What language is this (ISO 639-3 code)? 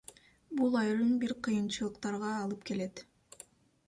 kir